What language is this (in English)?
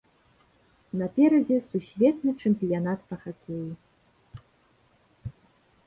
Belarusian